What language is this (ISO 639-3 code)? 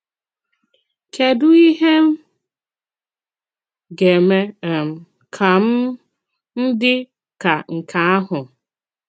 ibo